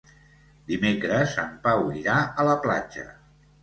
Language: Catalan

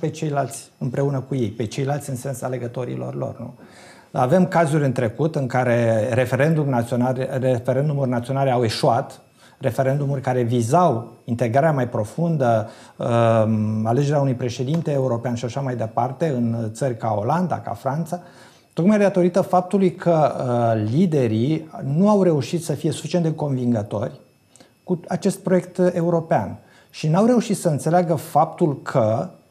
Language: Romanian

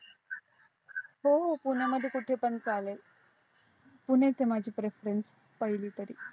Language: Marathi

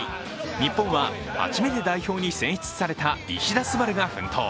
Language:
Japanese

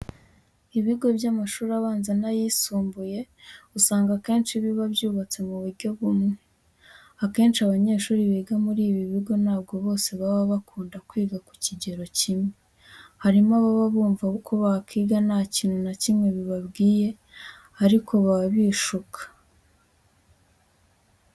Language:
Kinyarwanda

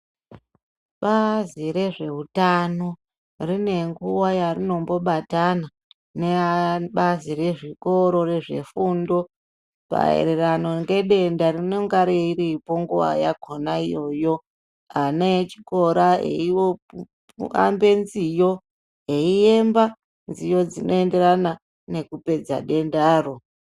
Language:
Ndau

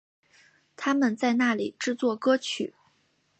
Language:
Chinese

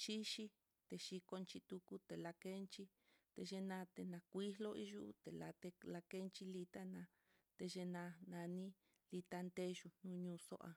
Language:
Mitlatongo Mixtec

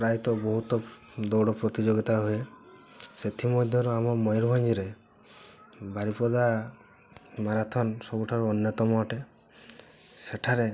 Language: Odia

